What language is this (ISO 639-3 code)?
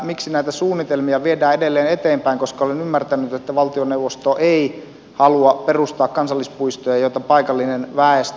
fin